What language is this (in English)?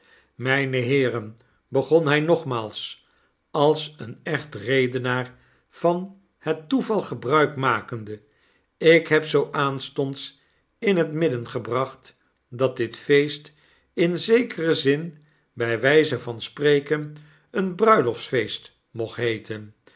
Dutch